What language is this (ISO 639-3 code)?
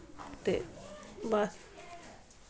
doi